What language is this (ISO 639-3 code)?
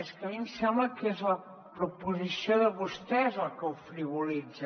cat